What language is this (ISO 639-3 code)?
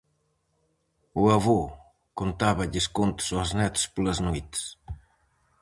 glg